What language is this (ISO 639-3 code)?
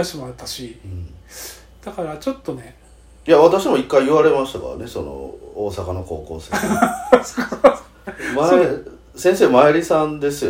jpn